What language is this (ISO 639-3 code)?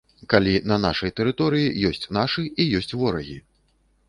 bel